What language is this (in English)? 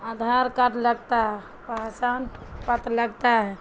Urdu